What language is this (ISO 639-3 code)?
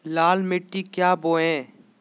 mag